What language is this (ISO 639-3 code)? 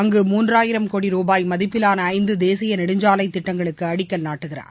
tam